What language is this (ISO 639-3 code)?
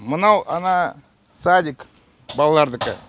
kaz